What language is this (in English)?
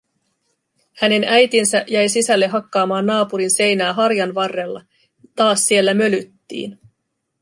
Finnish